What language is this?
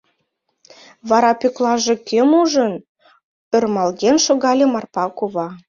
Mari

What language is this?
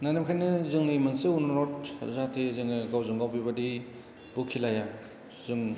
Bodo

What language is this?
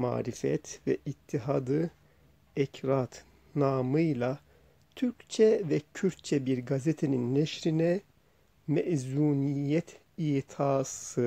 Turkish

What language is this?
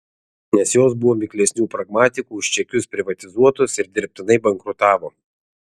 Lithuanian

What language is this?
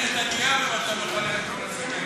Hebrew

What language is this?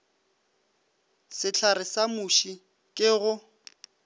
Northern Sotho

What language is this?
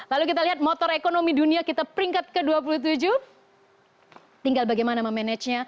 Indonesian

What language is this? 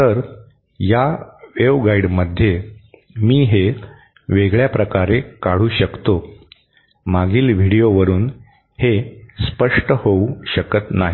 Marathi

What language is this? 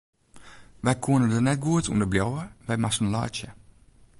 Western Frisian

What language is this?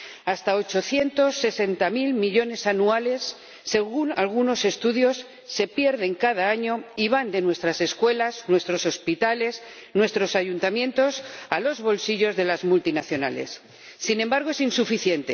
Spanish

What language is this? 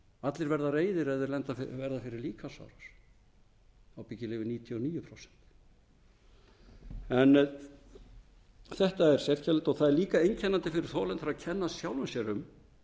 Icelandic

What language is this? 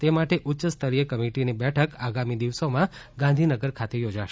Gujarati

